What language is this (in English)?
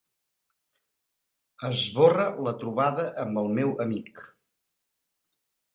Catalan